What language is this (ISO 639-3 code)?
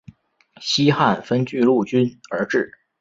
zho